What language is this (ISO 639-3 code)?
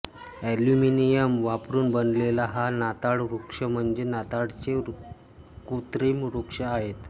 mar